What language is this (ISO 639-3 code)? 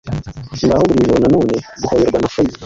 kin